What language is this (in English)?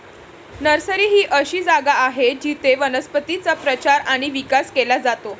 Marathi